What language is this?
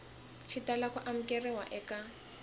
Tsonga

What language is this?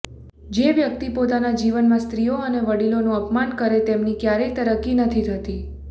Gujarati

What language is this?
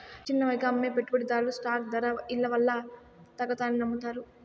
Telugu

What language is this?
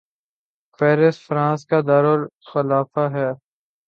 Urdu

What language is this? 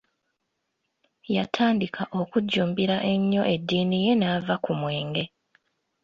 Ganda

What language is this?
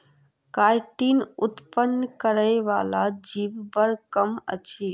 Maithili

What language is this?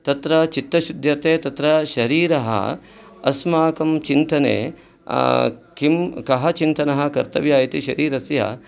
Sanskrit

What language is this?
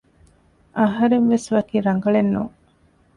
Divehi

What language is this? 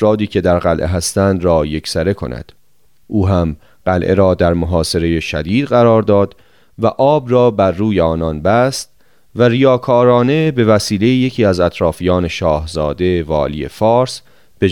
Persian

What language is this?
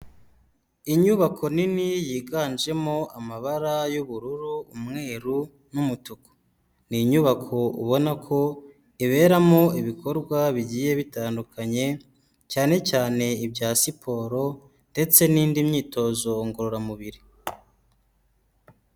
Kinyarwanda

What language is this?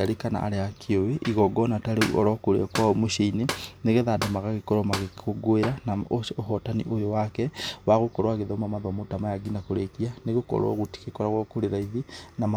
Kikuyu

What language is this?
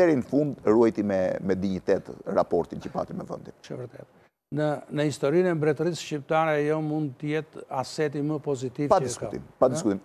Romanian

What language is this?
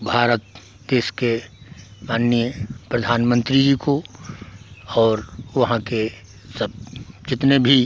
Hindi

